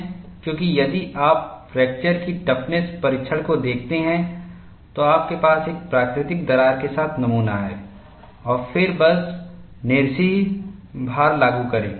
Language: Hindi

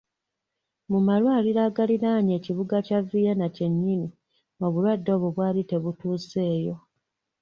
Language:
Ganda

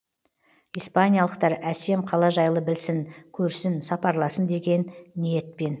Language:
Kazakh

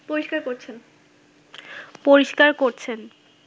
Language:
Bangla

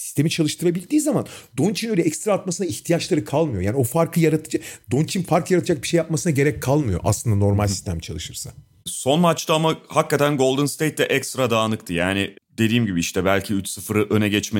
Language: Turkish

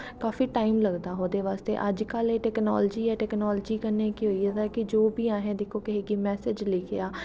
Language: Dogri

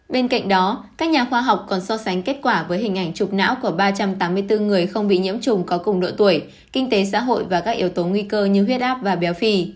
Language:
Vietnamese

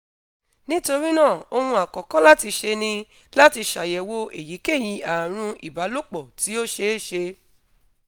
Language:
Yoruba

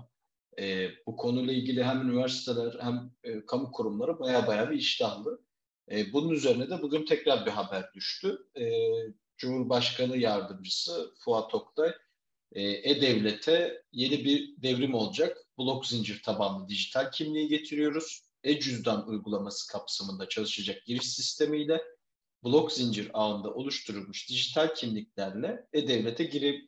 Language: Turkish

